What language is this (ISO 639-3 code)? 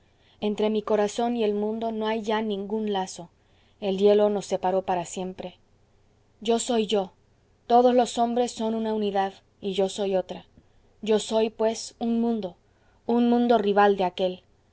spa